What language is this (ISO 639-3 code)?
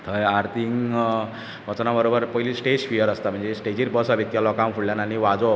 kok